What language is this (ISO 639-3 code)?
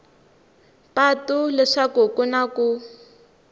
tso